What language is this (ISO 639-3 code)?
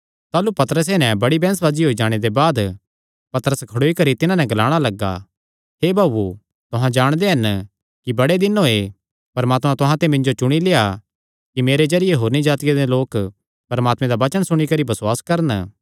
xnr